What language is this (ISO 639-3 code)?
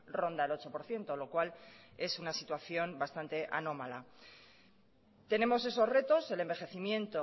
spa